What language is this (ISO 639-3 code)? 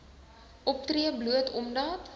afr